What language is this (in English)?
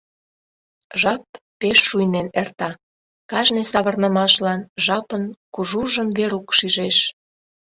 Mari